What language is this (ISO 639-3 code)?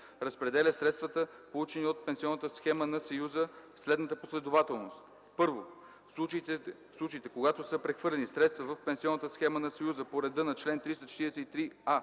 bul